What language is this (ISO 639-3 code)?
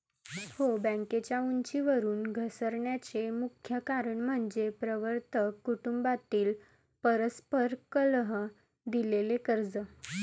mar